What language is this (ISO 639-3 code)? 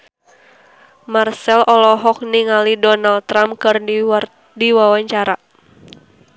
sun